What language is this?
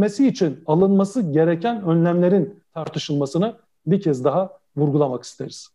Turkish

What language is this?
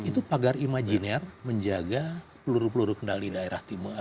Indonesian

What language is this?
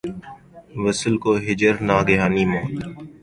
Urdu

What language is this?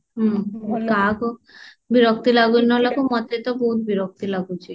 Odia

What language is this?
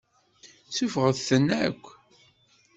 Kabyle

